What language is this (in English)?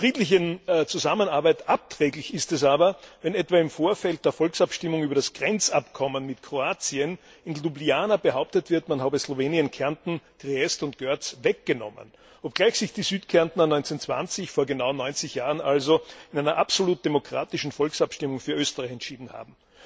German